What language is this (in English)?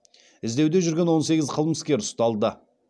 Kazakh